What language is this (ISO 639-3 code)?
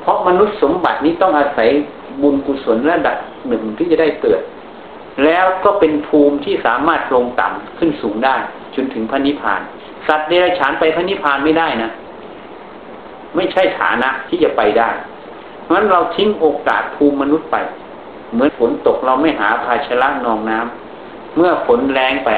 tha